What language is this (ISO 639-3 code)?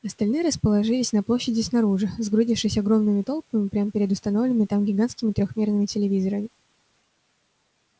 rus